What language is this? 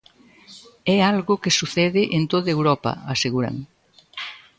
Galician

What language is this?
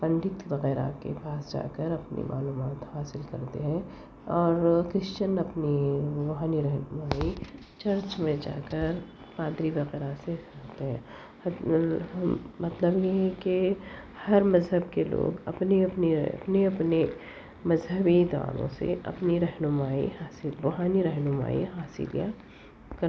Urdu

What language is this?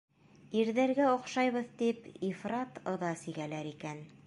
Bashkir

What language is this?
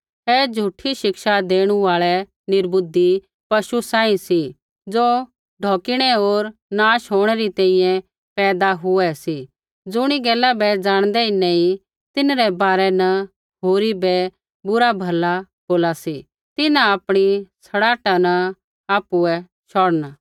Kullu Pahari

